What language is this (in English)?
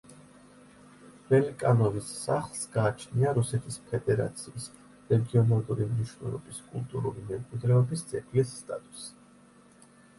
Georgian